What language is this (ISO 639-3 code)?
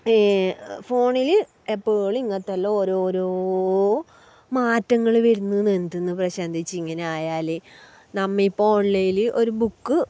mal